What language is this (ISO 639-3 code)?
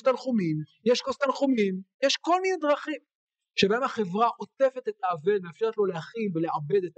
heb